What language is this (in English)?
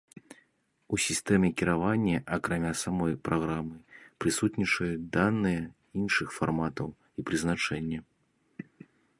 Belarusian